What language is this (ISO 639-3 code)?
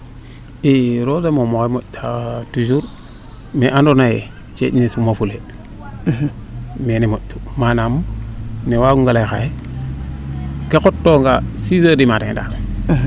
srr